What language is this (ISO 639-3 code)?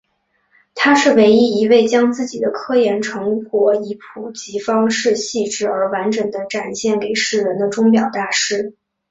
zho